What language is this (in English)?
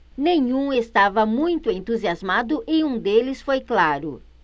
Portuguese